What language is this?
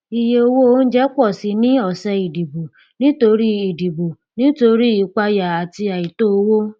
Yoruba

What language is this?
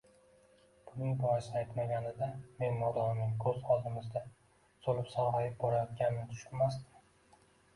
Uzbek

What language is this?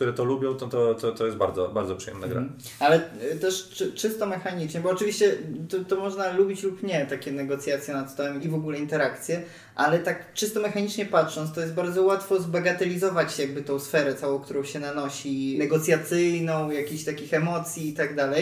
Polish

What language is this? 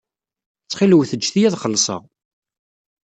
Kabyle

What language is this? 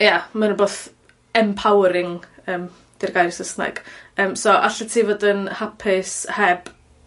Welsh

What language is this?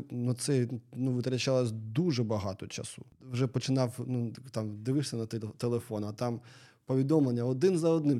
Ukrainian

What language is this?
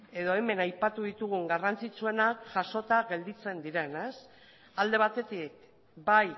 Basque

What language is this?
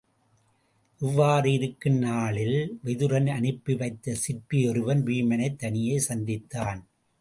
Tamil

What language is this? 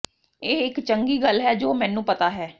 Punjabi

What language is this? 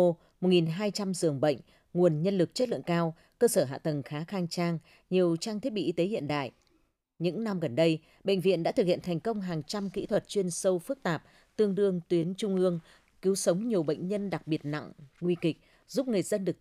Vietnamese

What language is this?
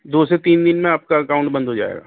Urdu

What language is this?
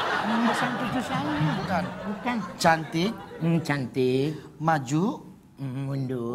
Indonesian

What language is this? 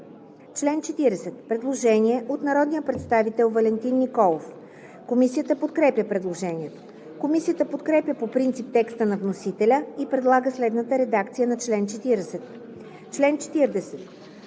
Bulgarian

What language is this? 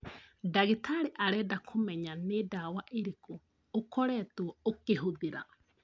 Kikuyu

